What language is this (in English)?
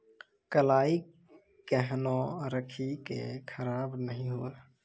Maithili